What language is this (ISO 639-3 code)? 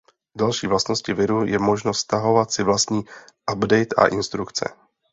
ces